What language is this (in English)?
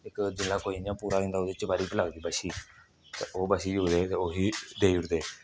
Dogri